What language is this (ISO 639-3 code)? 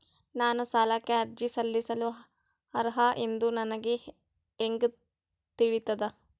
kan